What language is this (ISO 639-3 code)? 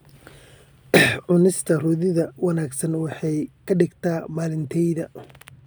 som